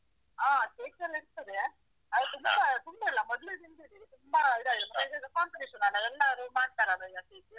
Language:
Kannada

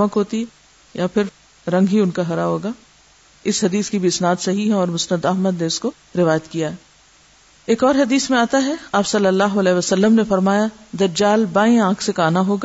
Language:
Urdu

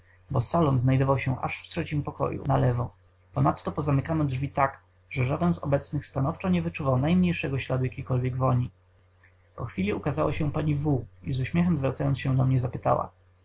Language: Polish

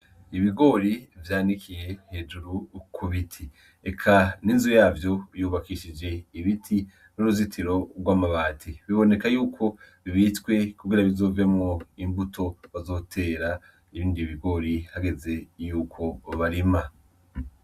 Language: Rundi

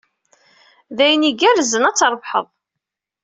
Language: Kabyle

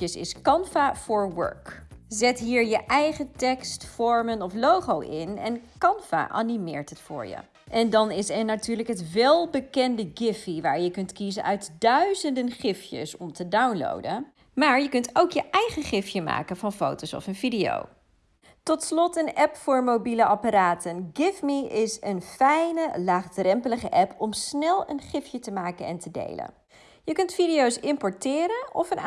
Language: Dutch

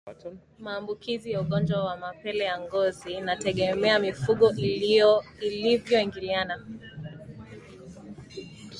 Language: Swahili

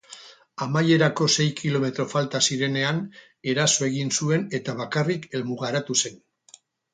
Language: Basque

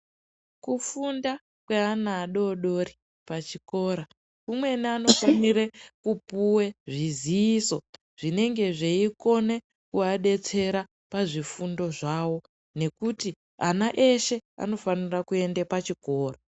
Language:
Ndau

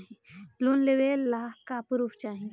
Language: Bhojpuri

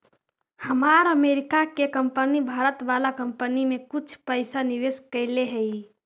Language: Magahi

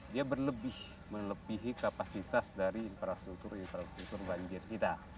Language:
Indonesian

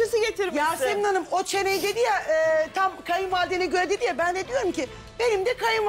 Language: Turkish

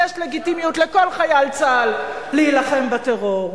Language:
Hebrew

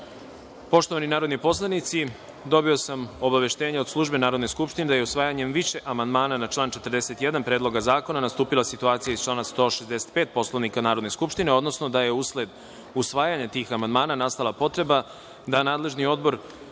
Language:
Serbian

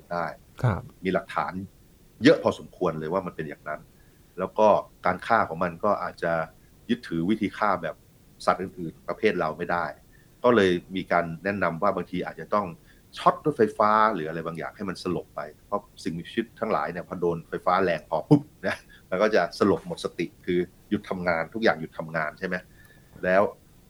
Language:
Thai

